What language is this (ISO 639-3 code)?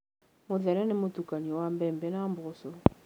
kik